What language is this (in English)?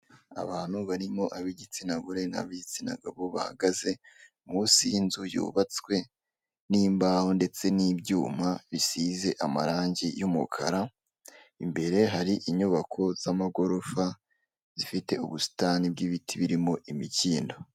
Kinyarwanda